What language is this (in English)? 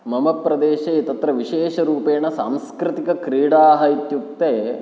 Sanskrit